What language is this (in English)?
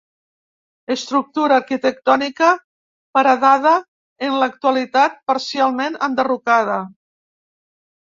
Catalan